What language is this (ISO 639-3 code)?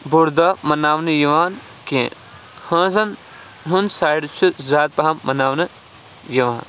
kas